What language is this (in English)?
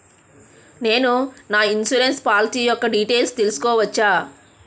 Telugu